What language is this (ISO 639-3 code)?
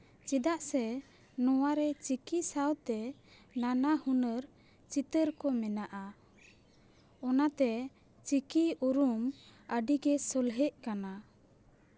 sat